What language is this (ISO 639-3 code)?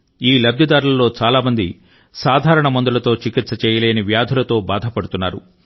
tel